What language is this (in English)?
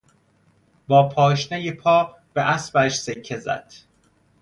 Persian